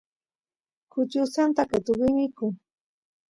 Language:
Santiago del Estero Quichua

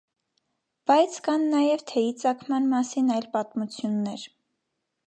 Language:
Armenian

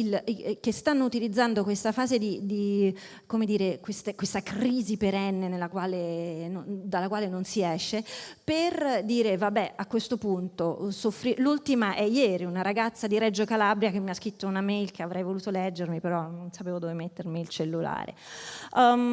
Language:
Italian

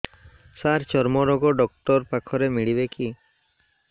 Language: Odia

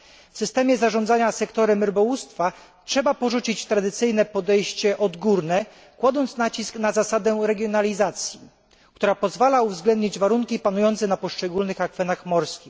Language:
Polish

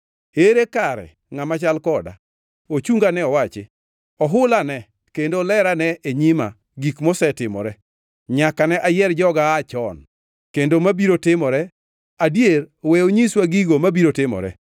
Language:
Luo (Kenya and Tanzania)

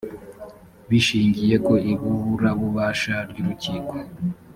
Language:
Kinyarwanda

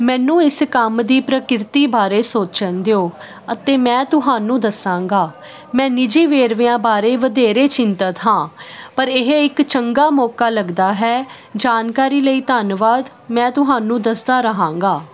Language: Punjabi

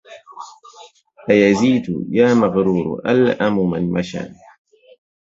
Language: Arabic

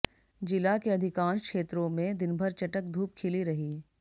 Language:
Hindi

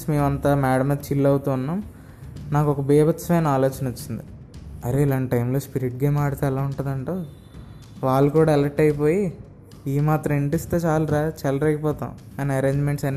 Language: Telugu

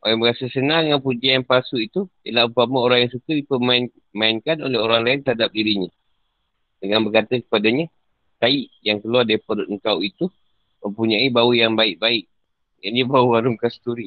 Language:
Malay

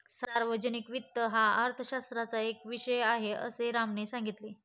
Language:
Marathi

